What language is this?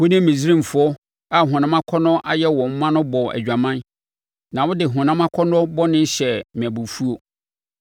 Akan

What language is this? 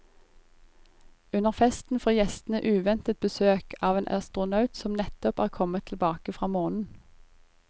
Norwegian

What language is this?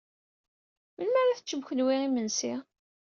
Kabyle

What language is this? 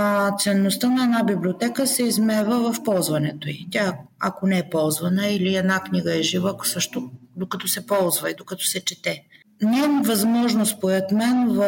Bulgarian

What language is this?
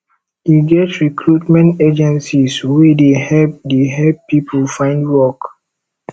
Nigerian Pidgin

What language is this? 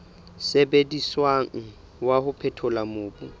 Southern Sotho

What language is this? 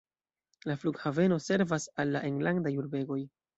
Esperanto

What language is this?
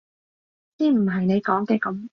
Cantonese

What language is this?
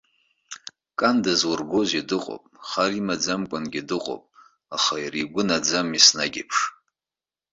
Abkhazian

